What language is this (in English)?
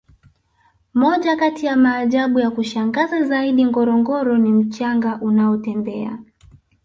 Swahili